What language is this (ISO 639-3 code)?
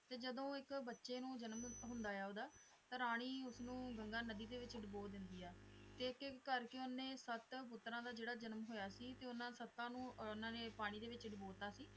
pan